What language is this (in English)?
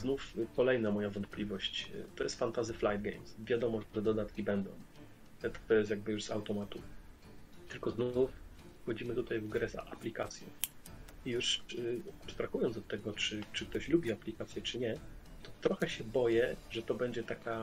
Polish